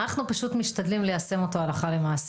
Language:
Hebrew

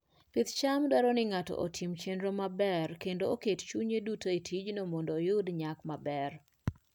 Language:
Luo (Kenya and Tanzania)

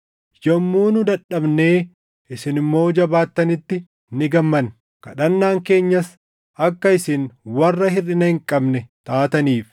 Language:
Oromo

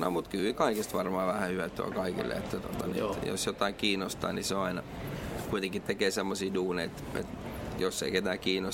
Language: Finnish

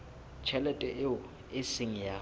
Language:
Southern Sotho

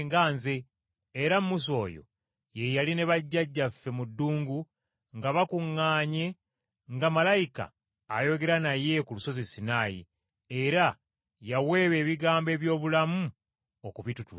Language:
Ganda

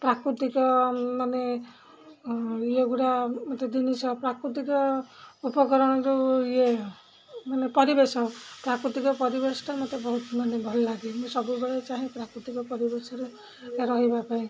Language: Odia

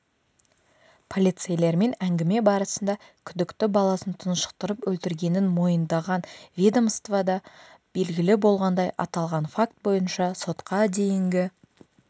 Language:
Kazakh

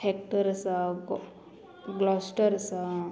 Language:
Konkani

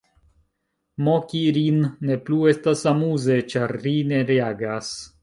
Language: Esperanto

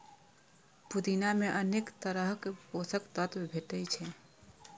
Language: Maithili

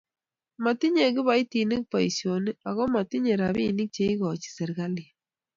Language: Kalenjin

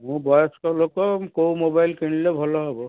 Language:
Odia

